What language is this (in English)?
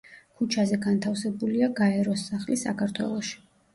Georgian